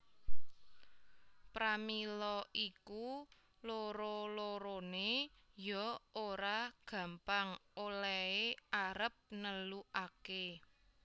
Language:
Javanese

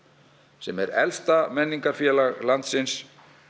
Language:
Icelandic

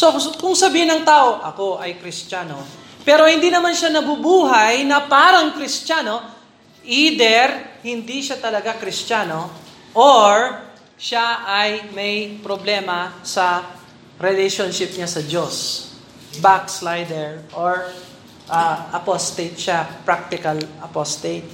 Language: Filipino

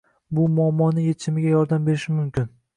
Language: Uzbek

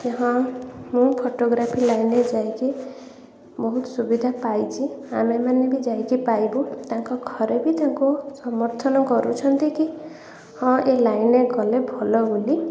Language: Odia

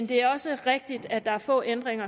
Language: Danish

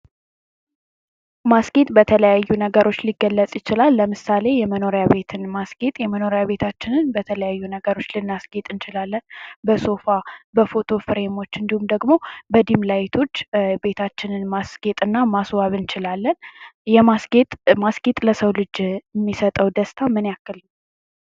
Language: Amharic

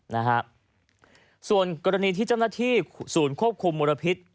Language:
Thai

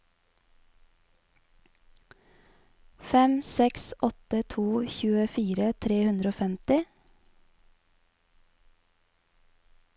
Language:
Norwegian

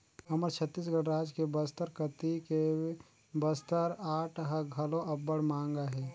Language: Chhattisgarhi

